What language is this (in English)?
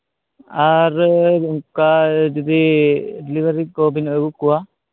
Santali